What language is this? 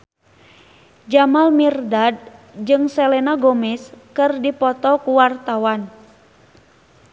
Sundanese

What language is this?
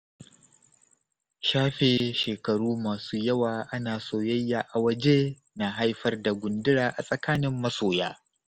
Hausa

